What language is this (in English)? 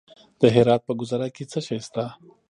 Pashto